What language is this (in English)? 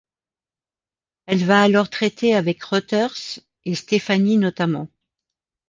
French